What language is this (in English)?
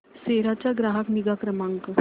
Marathi